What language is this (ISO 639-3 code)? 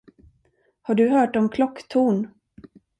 swe